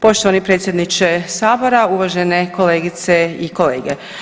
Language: Croatian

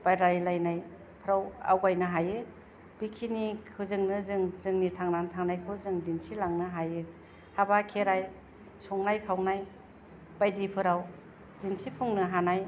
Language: Bodo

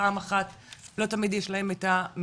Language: Hebrew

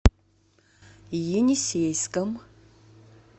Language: Russian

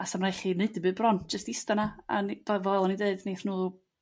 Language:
Welsh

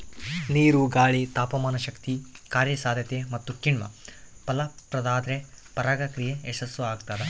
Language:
Kannada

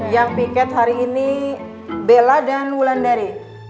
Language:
Indonesian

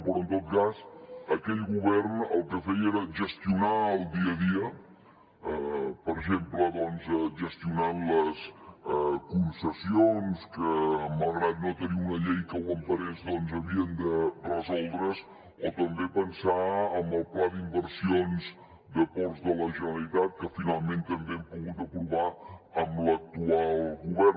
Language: Catalan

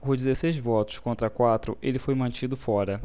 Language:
Portuguese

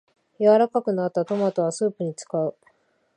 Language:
Japanese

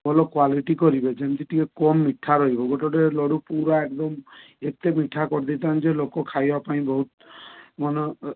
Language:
Odia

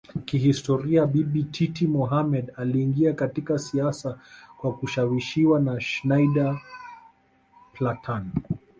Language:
Swahili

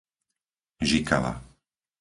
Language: Slovak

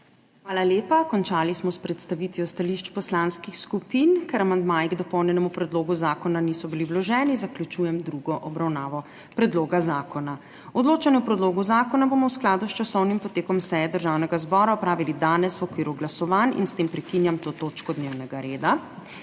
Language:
Slovenian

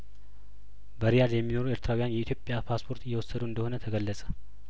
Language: Amharic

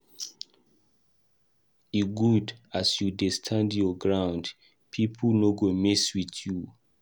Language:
Nigerian Pidgin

